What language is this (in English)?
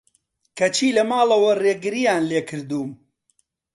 Central Kurdish